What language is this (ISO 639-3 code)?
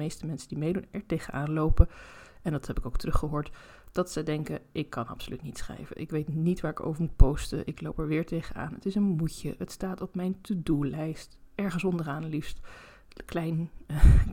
nld